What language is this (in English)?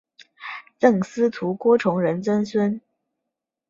Chinese